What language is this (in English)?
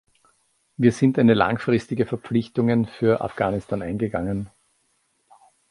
German